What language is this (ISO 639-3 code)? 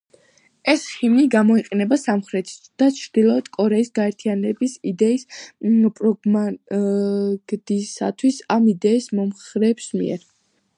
kat